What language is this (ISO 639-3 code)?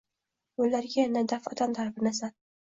uzb